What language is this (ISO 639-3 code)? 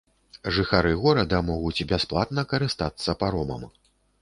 bel